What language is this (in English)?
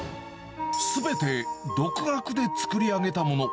Japanese